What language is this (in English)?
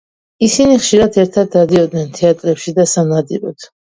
Georgian